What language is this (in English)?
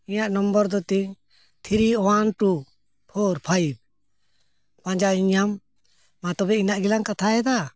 Santali